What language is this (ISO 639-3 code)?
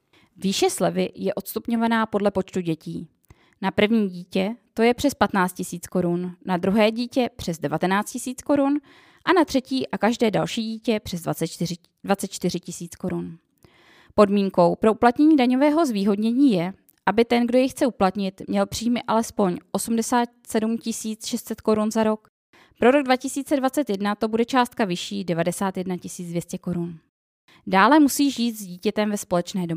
ces